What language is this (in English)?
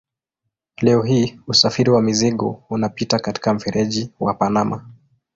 Swahili